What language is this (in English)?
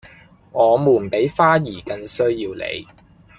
Cantonese